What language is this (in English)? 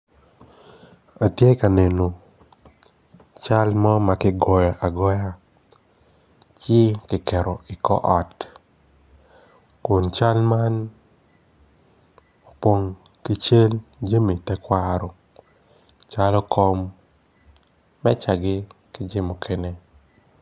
Acoli